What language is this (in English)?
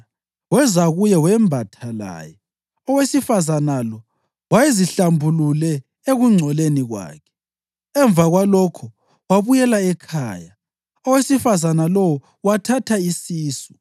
North Ndebele